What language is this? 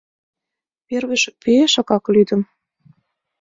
Mari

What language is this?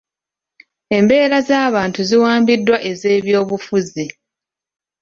Ganda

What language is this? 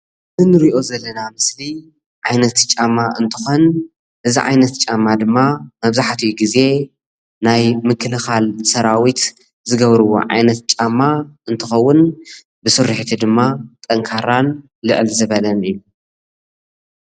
Tigrinya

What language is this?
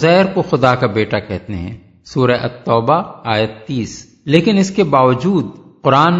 Urdu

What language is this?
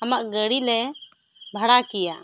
Santali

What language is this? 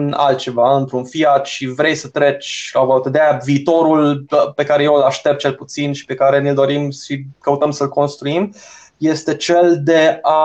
Romanian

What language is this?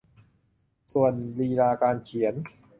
Thai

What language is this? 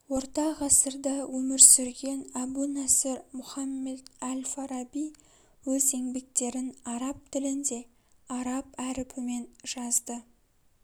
Kazakh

